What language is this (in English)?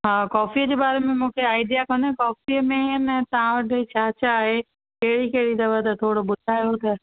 Sindhi